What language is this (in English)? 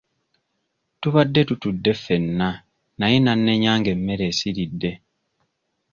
Ganda